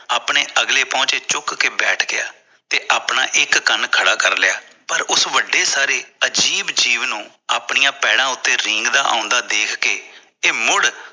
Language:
Punjabi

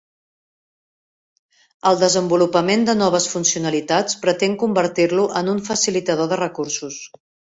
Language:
Catalan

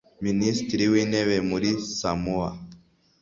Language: Kinyarwanda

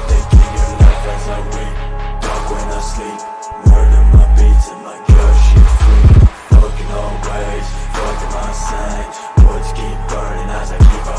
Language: English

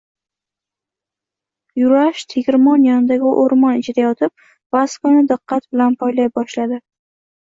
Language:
Uzbek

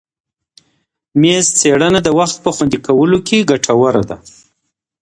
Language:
Pashto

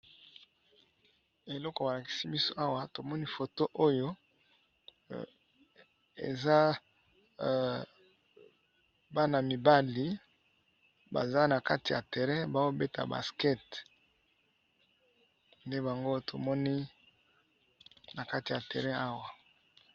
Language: Lingala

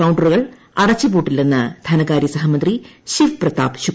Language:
Malayalam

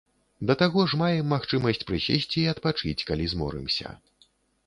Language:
Belarusian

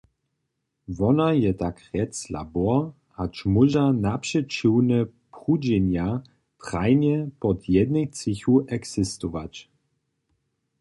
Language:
Upper Sorbian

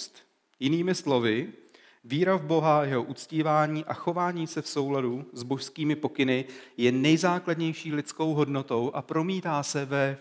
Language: Czech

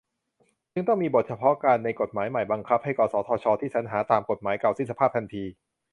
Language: Thai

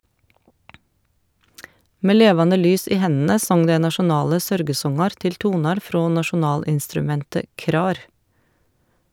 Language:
Norwegian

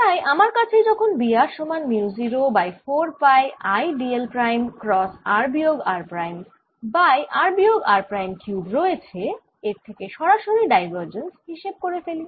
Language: Bangla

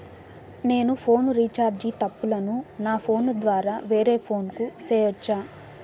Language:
Telugu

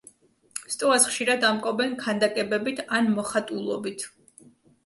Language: Georgian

